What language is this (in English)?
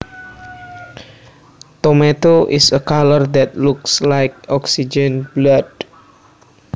Javanese